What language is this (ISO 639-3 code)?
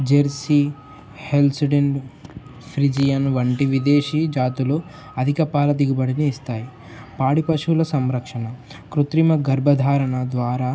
tel